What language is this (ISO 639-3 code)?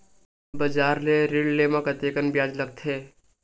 hne